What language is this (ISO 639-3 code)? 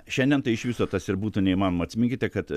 lit